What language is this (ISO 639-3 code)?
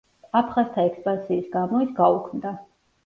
kat